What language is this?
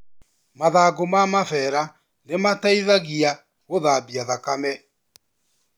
Kikuyu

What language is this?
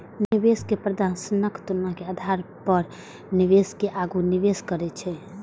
Maithili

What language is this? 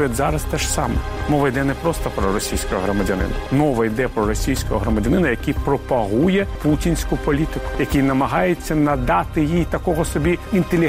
Ukrainian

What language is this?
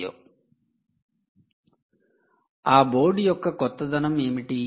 Telugu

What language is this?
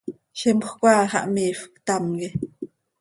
Seri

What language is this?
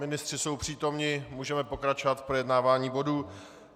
Czech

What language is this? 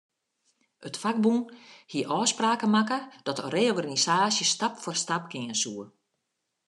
Western Frisian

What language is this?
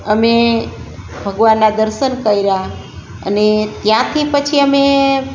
Gujarati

